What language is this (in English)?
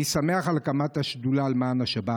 Hebrew